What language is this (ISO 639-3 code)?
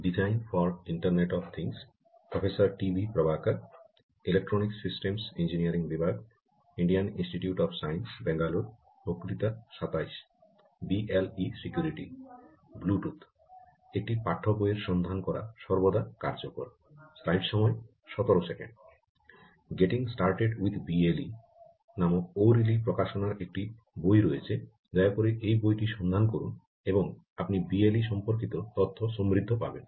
ben